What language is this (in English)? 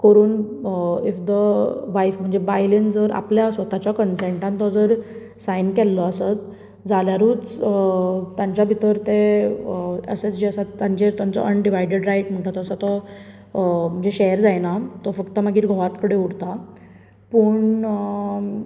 Konkani